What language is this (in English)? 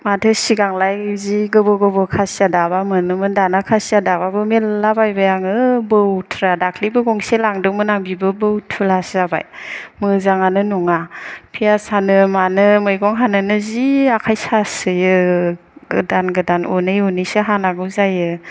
Bodo